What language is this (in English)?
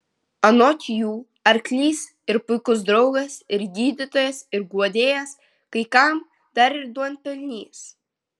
Lithuanian